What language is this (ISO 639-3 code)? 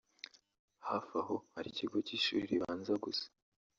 kin